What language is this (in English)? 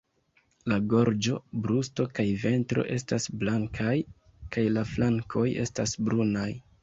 Esperanto